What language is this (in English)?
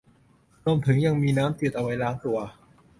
Thai